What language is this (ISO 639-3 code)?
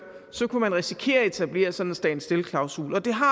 dan